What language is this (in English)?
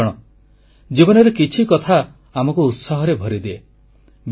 Odia